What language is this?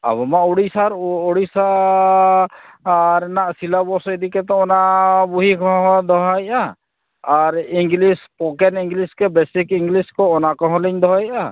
Santali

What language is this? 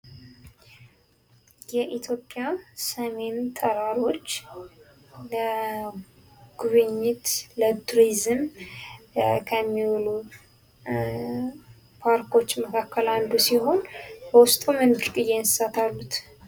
Amharic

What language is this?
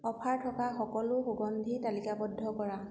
Assamese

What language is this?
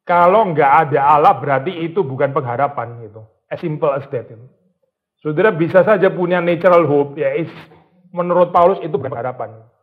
Indonesian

